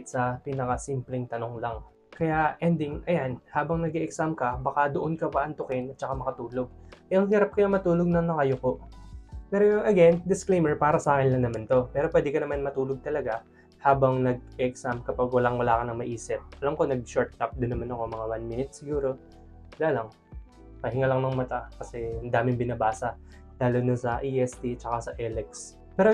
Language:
Filipino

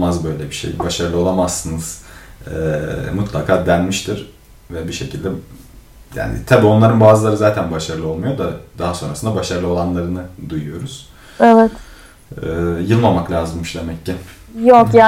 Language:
Turkish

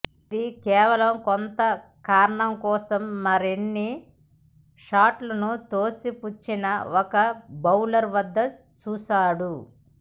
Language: Telugu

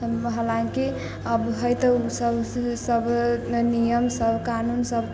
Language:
Maithili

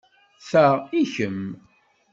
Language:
Kabyle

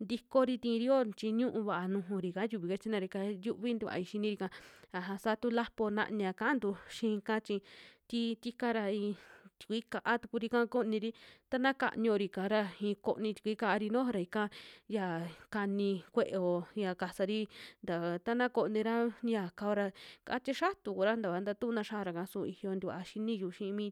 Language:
Western Juxtlahuaca Mixtec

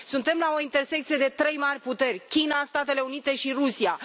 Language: Romanian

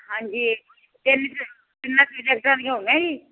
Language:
Punjabi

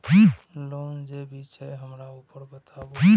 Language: Maithili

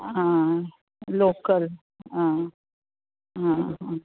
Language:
Konkani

